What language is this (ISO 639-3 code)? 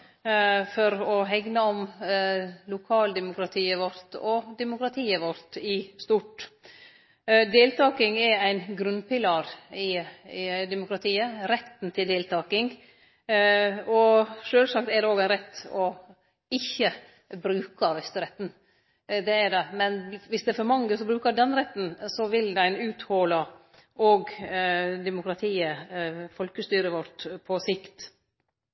nno